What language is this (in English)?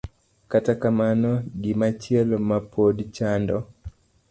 Luo (Kenya and Tanzania)